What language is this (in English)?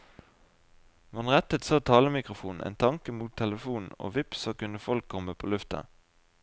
Norwegian